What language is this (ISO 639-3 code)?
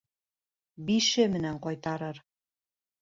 bak